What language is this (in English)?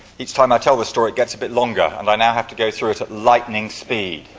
English